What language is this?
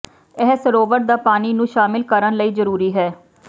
Punjabi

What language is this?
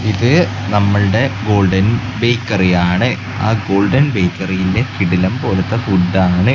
Malayalam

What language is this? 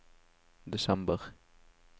Norwegian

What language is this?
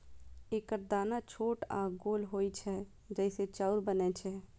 Maithili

